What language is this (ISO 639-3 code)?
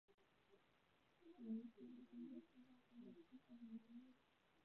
zho